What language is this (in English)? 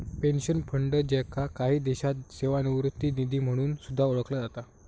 Marathi